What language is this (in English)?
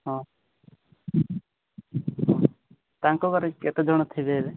Odia